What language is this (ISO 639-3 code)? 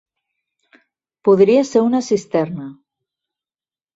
cat